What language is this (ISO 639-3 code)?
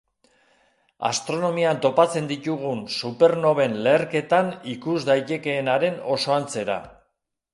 eus